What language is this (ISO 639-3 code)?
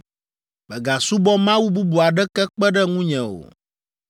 ewe